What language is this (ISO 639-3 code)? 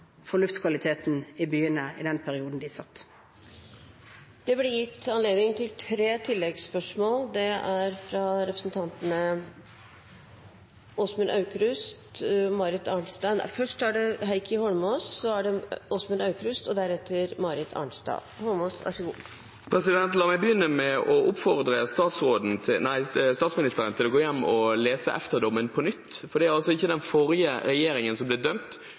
nor